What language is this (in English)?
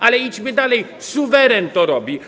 Polish